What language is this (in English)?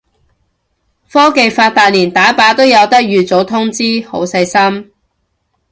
Cantonese